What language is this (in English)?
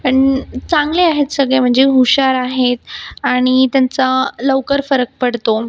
Marathi